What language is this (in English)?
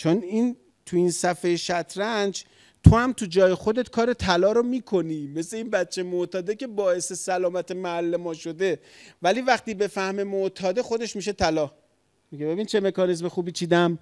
Persian